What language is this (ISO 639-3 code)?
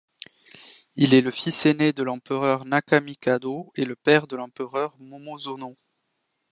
fra